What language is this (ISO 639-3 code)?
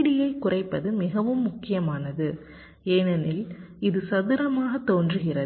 tam